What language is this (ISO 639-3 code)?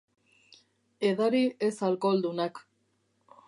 eus